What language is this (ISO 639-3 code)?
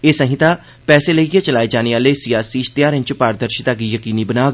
doi